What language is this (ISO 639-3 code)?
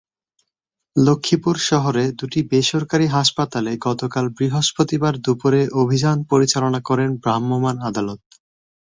ben